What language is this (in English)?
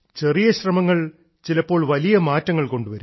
Malayalam